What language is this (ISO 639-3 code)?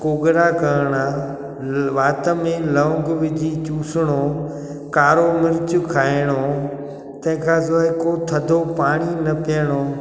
snd